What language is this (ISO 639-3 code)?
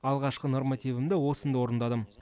kaz